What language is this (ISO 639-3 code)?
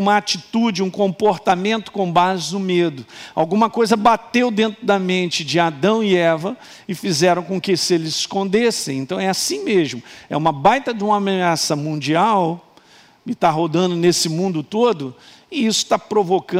por